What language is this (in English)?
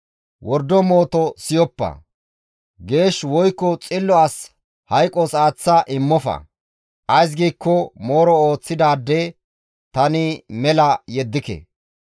Gamo